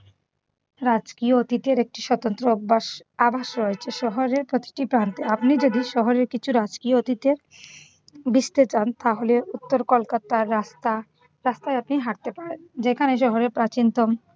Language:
Bangla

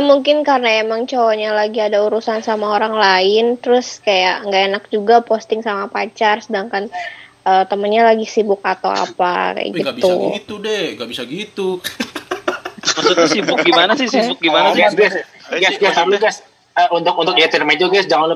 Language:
Indonesian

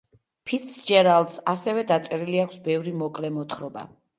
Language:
Georgian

